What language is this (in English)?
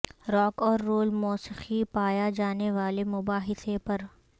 Urdu